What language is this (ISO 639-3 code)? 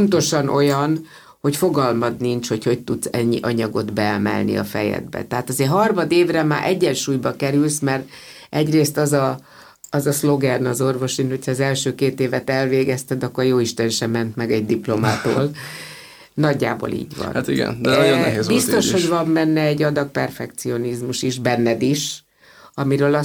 hun